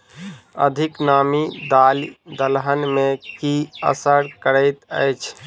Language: Maithili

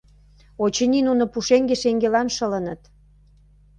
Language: Mari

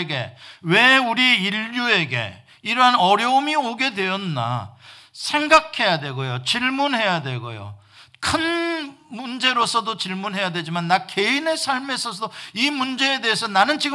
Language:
Korean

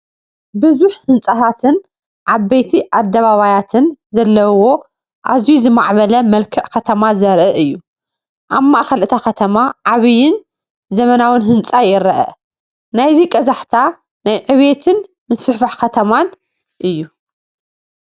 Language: Tigrinya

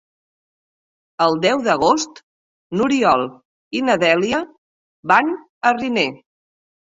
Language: Catalan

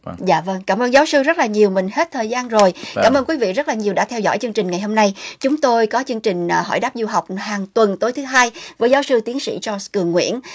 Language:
Vietnamese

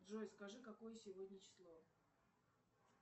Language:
Russian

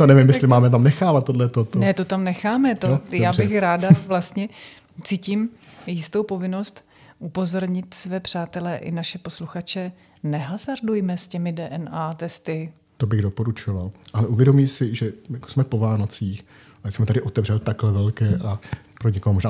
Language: Czech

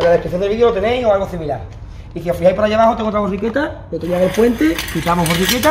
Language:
Spanish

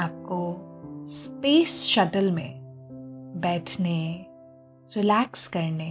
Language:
Hindi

